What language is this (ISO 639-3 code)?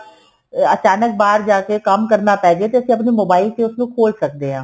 pan